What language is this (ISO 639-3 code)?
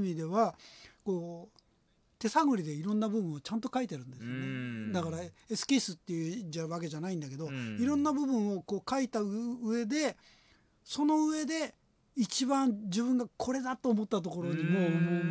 jpn